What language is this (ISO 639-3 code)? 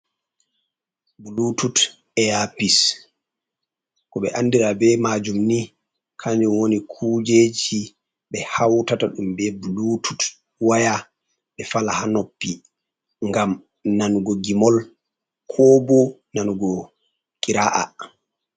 ful